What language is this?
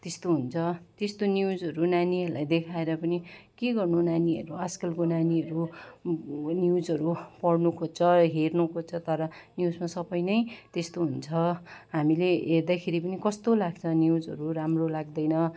Nepali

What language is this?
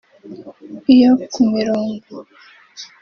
Kinyarwanda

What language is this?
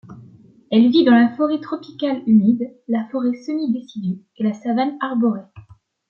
French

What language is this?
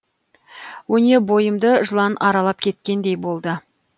Kazakh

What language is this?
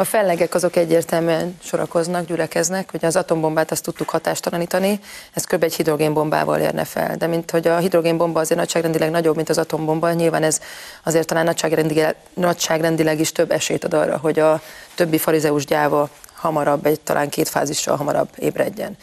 Hungarian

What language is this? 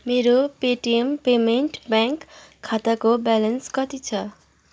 Nepali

